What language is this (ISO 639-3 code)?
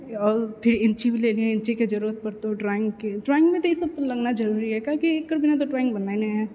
mai